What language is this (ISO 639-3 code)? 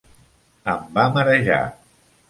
cat